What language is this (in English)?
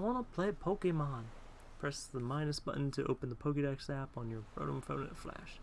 English